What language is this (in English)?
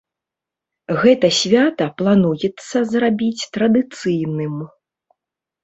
Belarusian